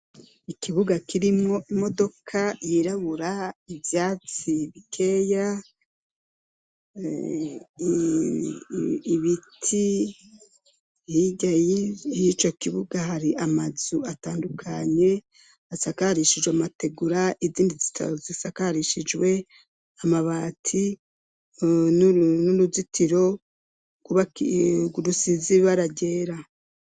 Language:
Rundi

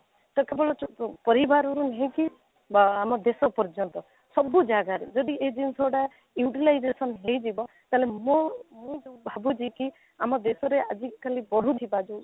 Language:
Odia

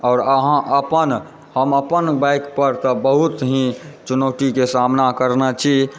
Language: Maithili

